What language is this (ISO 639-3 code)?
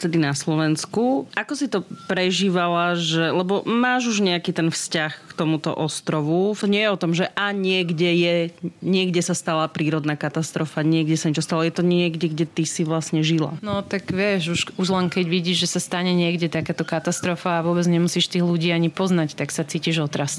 slk